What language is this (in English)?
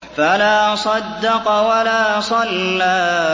Arabic